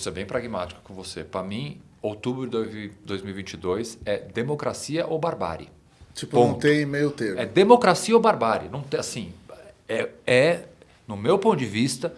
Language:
Portuguese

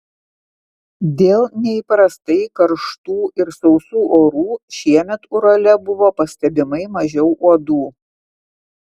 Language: Lithuanian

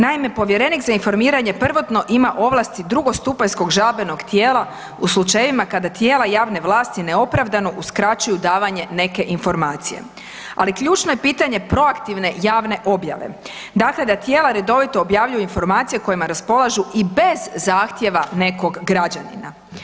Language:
Croatian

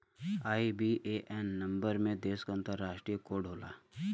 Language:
Bhojpuri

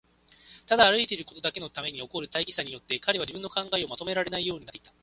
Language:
Japanese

